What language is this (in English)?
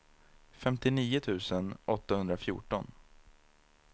Swedish